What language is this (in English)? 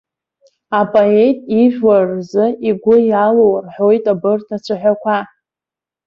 Abkhazian